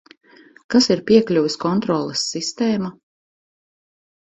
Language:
Latvian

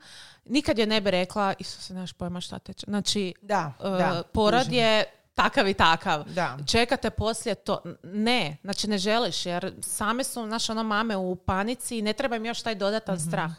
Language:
Croatian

